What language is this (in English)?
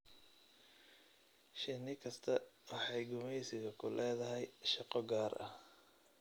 Somali